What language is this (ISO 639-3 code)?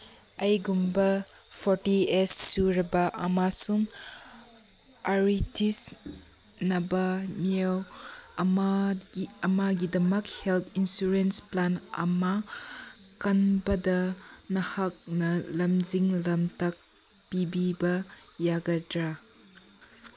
mni